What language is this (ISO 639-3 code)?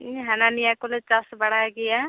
sat